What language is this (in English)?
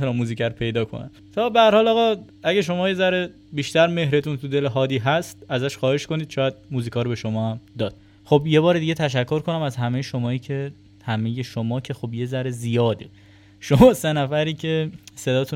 Persian